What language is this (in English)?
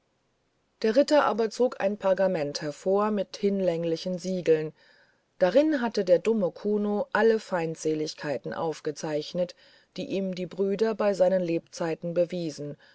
German